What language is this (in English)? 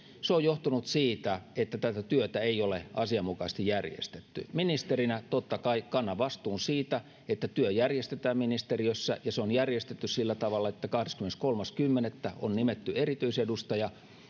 Finnish